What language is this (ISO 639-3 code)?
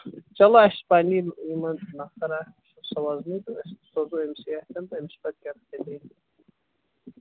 kas